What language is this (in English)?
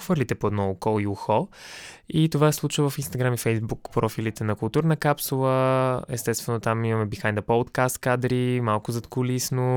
Bulgarian